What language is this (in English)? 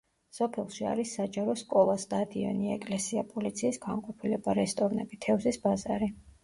Georgian